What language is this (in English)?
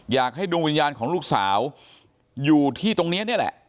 Thai